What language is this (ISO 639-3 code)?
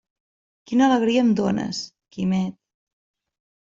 cat